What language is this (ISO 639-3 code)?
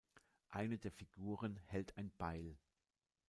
deu